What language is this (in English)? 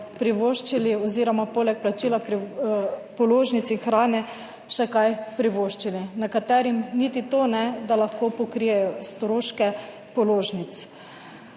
Slovenian